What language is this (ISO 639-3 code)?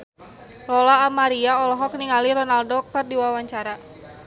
sun